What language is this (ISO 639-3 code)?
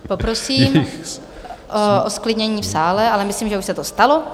ces